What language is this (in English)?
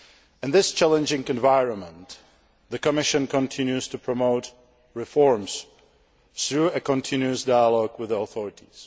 English